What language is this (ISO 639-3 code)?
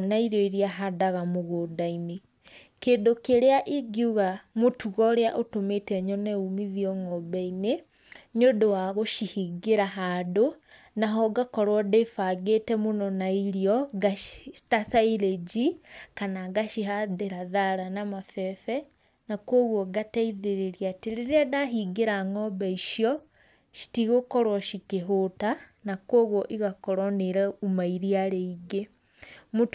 kik